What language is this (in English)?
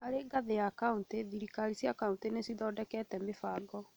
Kikuyu